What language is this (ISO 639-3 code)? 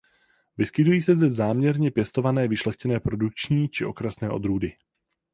ces